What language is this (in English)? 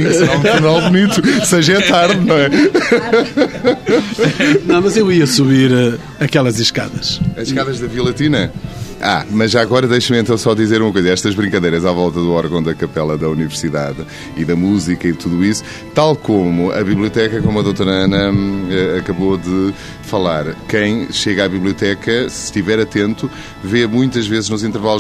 Portuguese